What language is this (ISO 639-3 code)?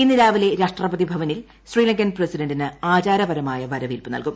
mal